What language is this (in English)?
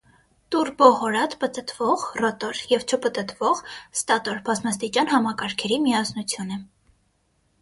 Armenian